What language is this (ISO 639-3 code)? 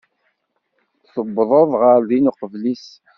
kab